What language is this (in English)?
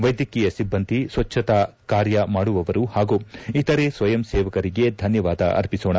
Kannada